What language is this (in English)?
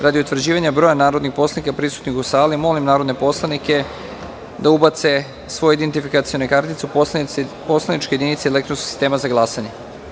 Serbian